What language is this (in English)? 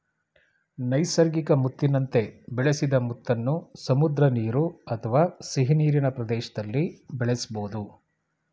Kannada